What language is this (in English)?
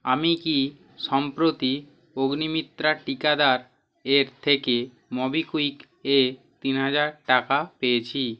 Bangla